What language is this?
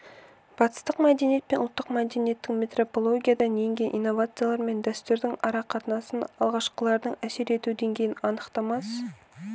Kazakh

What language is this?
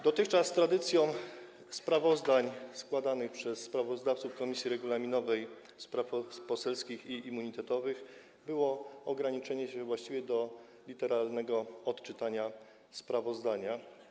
Polish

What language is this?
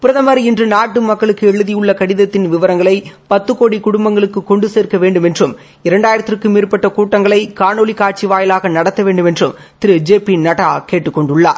Tamil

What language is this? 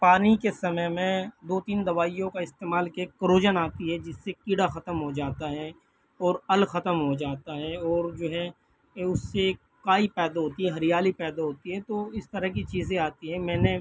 Urdu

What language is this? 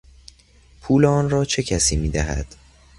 Persian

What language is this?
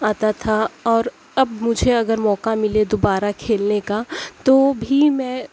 Urdu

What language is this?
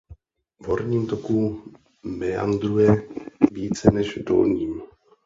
Czech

